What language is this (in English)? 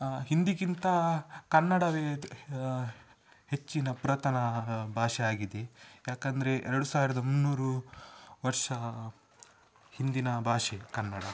Kannada